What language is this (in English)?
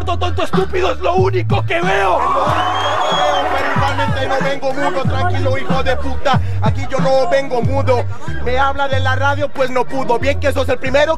Spanish